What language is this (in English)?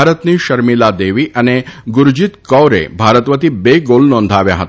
Gujarati